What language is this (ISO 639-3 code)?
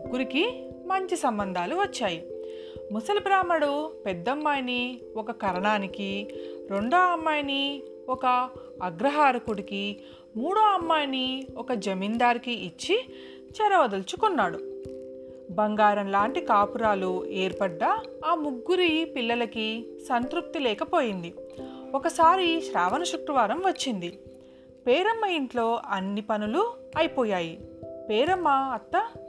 tel